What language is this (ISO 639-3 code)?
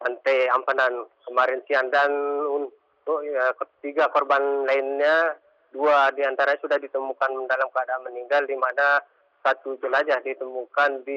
ind